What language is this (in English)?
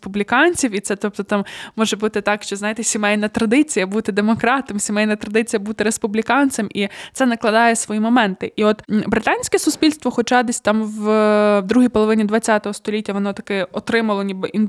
Ukrainian